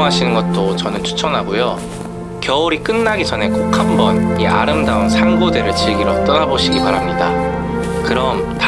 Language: Korean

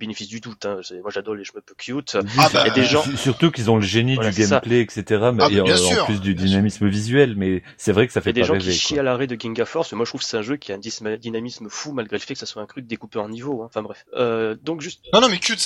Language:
French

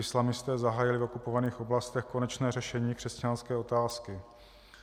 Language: Czech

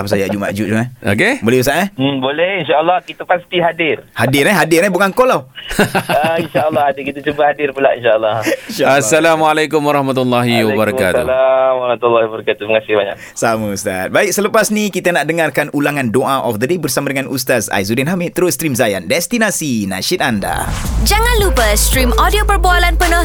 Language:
Malay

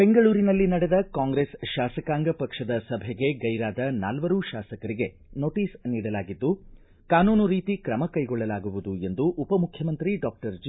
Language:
Kannada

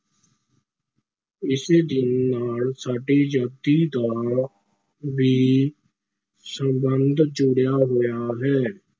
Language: Punjabi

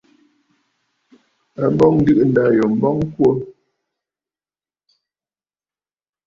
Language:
Bafut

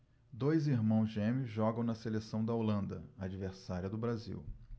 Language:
Portuguese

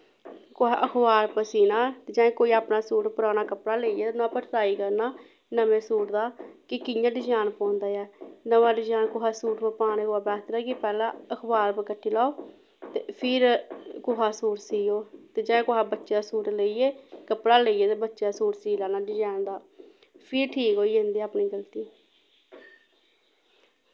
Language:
Dogri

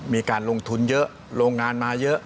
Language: Thai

